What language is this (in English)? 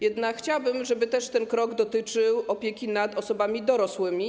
Polish